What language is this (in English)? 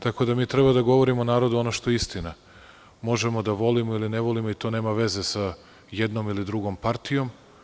Serbian